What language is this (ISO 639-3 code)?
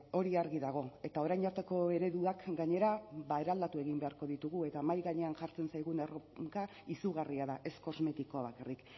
eus